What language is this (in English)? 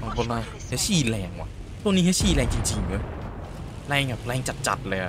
Thai